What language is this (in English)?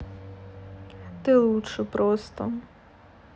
Russian